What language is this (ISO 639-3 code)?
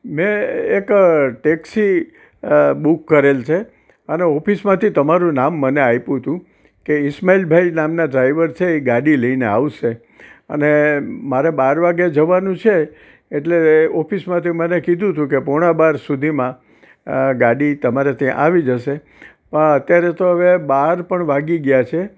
guj